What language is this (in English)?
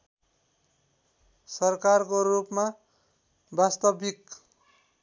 Nepali